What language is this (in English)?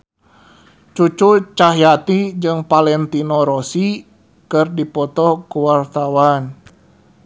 Sundanese